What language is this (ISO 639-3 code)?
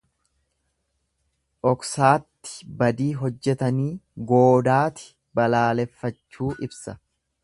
orm